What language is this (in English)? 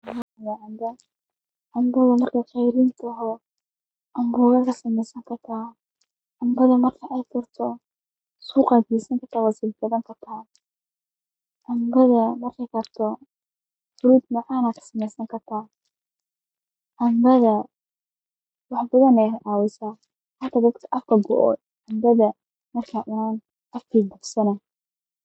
Somali